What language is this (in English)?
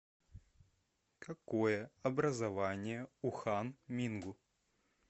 Russian